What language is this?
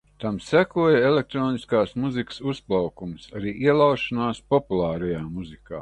Latvian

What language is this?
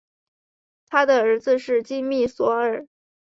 Chinese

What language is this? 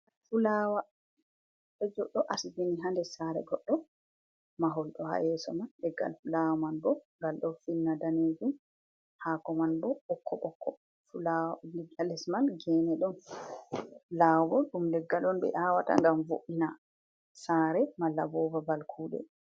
Fula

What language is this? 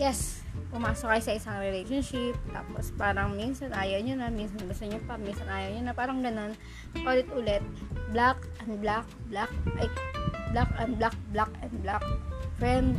Filipino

